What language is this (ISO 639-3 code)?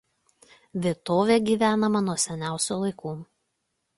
lit